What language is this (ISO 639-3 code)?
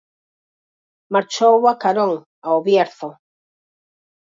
glg